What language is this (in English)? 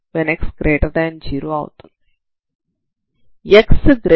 Telugu